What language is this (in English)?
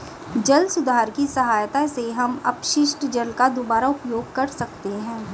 Hindi